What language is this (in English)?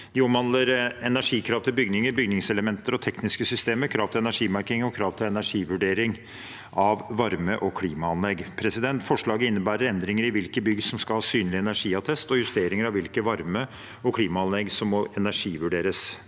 Norwegian